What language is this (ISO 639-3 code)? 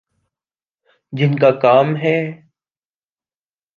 urd